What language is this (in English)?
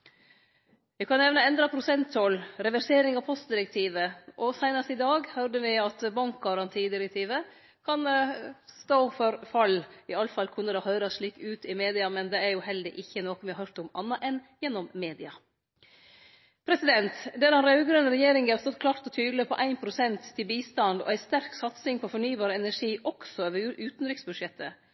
Norwegian Nynorsk